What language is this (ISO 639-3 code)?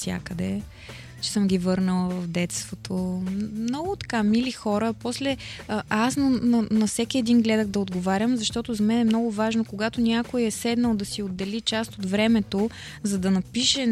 bul